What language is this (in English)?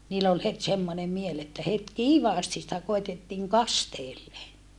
Finnish